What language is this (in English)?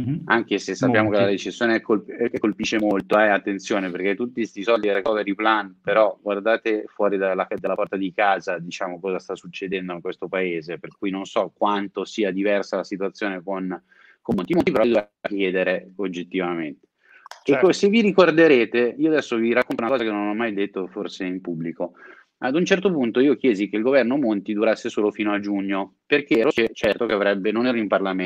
Italian